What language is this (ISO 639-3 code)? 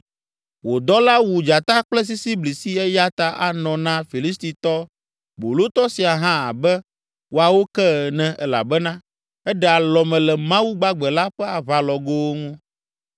ewe